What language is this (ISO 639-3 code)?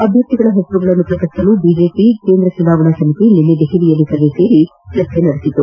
kan